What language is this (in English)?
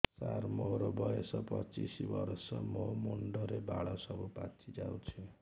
Odia